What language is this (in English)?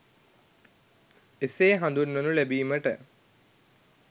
Sinhala